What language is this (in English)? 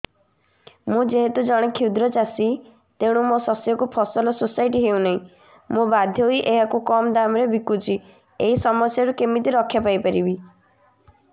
Odia